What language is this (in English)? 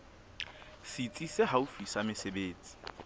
Southern Sotho